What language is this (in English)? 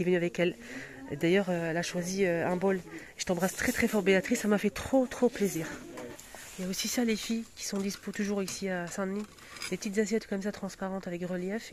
French